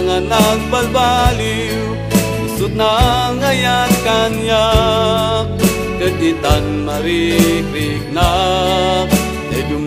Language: Indonesian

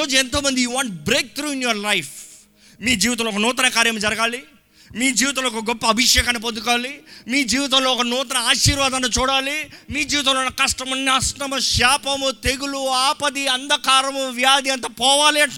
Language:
Telugu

